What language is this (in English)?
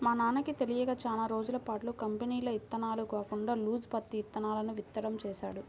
Telugu